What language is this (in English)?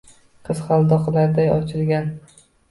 Uzbek